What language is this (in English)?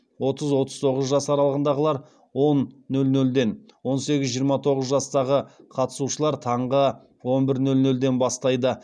Kazakh